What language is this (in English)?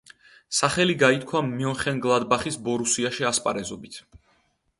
Georgian